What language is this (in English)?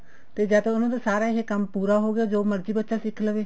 Punjabi